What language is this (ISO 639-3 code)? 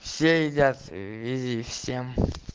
rus